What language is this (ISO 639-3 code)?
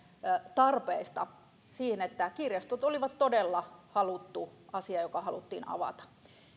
fin